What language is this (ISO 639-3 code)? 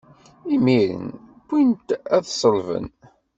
kab